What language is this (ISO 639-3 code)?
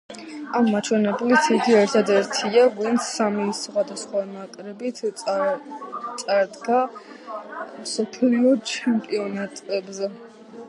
kat